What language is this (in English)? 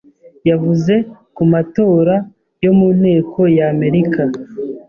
Kinyarwanda